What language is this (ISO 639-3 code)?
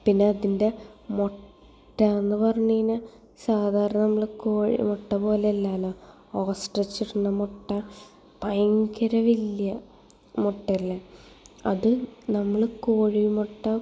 mal